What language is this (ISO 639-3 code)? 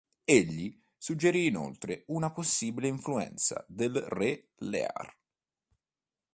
ita